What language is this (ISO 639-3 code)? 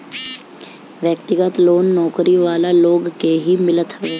bho